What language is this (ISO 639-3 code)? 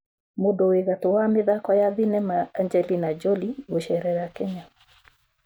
kik